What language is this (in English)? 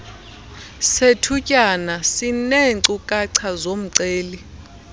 Xhosa